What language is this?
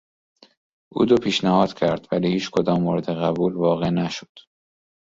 Persian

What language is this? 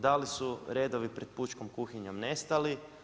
Croatian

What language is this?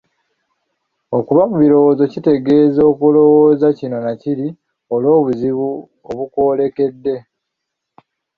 Ganda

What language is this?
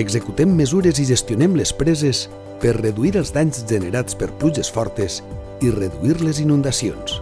Catalan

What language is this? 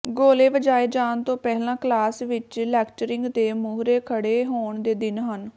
Punjabi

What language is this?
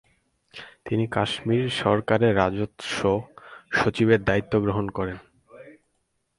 Bangla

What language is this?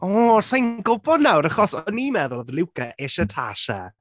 Welsh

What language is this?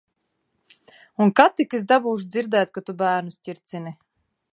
Latvian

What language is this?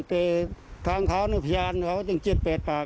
Thai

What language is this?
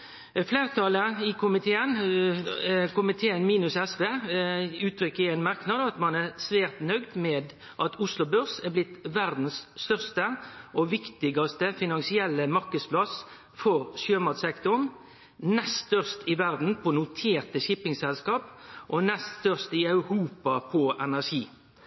Norwegian Nynorsk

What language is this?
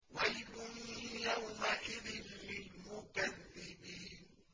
Arabic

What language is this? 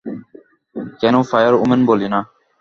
Bangla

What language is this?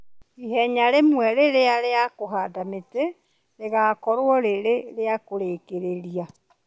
Kikuyu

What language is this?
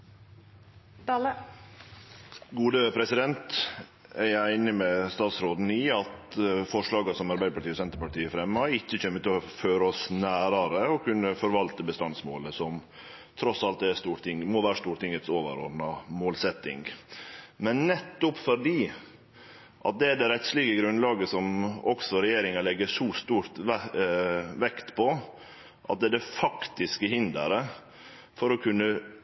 Norwegian Nynorsk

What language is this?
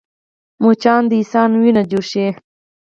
Pashto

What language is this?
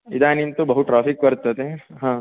Sanskrit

